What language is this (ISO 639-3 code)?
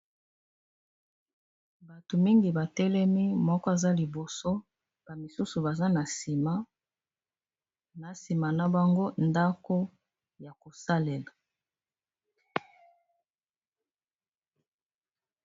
lin